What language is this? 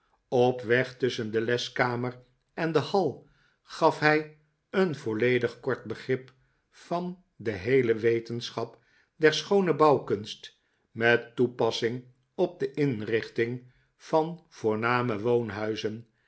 Dutch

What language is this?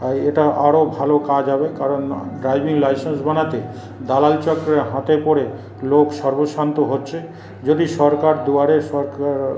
Bangla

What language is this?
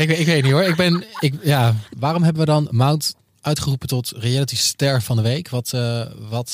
Dutch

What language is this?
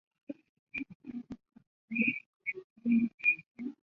Chinese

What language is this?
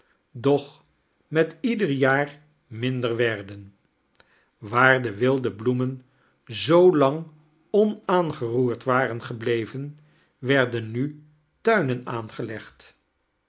Dutch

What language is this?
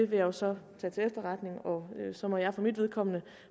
Danish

